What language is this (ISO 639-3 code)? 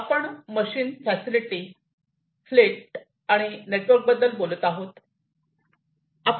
mar